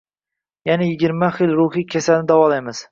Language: Uzbek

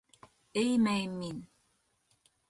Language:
Bashkir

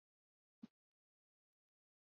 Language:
Urdu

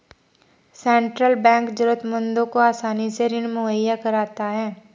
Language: Hindi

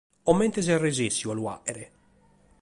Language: Sardinian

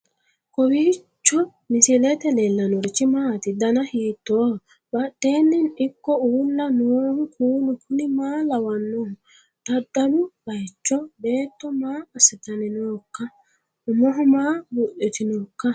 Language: Sidamo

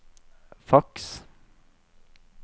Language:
Norwegian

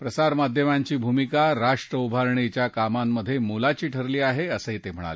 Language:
Marathi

